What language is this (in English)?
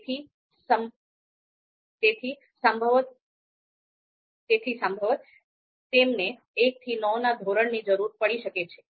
Gujarati